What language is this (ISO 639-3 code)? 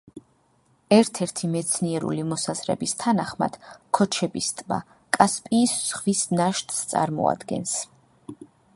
kat